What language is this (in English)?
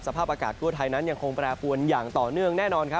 Thai